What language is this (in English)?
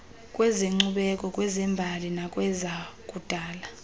Xhosa